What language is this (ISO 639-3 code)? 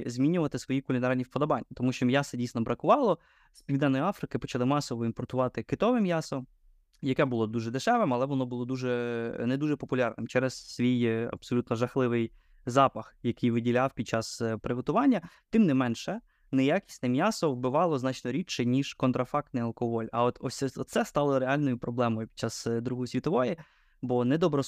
ukr